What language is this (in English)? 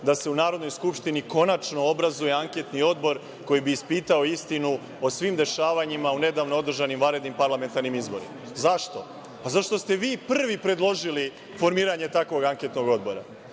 Serbian